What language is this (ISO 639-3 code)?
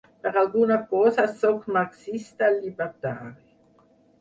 cat